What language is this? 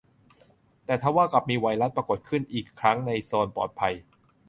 Thai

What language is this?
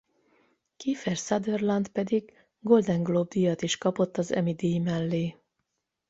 Hungarian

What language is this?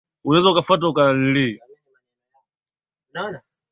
Swahili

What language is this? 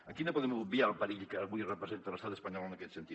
Catalan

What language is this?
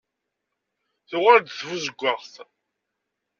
Kabyle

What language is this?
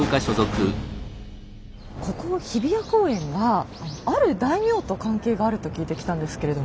Japanese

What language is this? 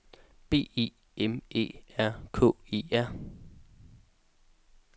Danish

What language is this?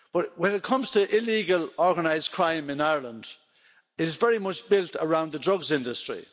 English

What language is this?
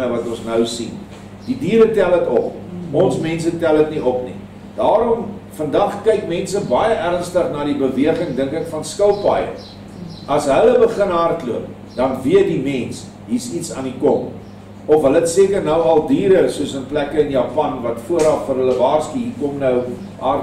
Dutch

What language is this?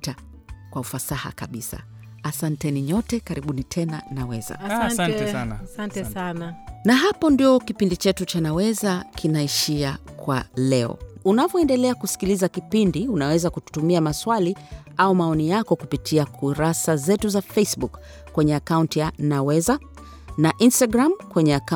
Swahili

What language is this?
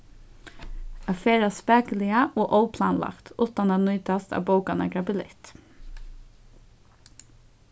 Faroese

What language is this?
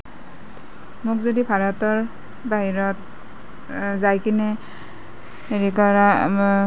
Assamese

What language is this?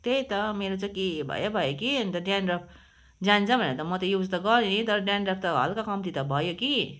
Nepali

